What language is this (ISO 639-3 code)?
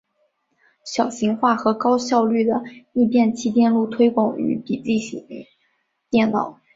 zho